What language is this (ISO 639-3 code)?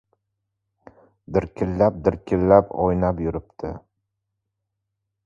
uzb